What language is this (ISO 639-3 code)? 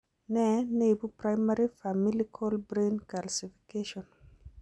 kln